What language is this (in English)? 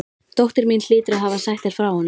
Icelandic